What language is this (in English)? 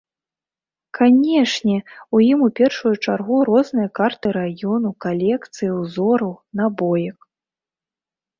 Belarusian